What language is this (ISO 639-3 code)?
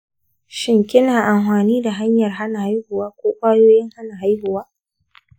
hau